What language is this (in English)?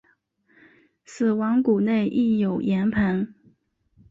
Chinese